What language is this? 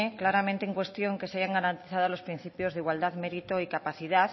Spanish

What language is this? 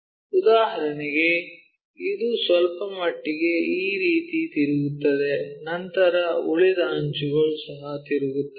Kannada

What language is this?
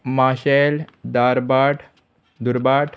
Konkani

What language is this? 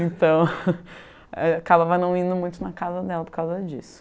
Portuguese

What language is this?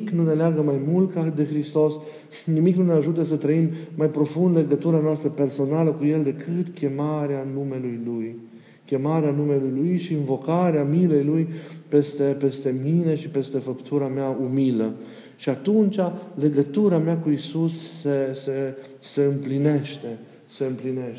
Romanian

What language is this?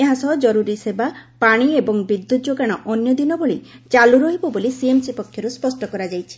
Odia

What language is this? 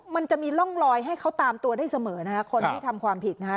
Thai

